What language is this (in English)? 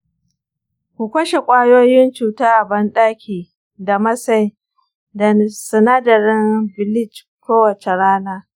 Hausa